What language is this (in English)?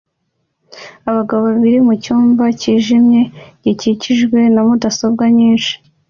Kinyarwanda